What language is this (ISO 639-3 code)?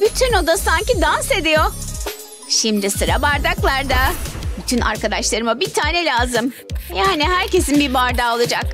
tur